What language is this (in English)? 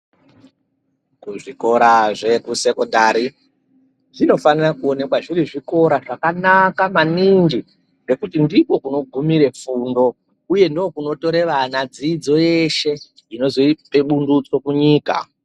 Ndau